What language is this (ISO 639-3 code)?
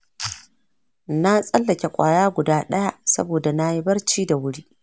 hau